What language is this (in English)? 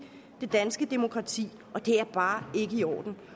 Danish